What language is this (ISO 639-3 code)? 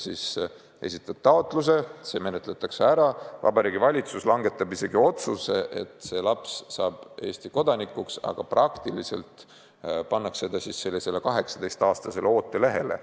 est